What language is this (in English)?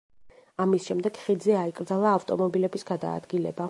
Georgian